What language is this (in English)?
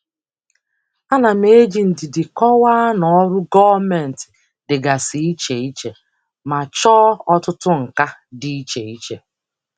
Igbo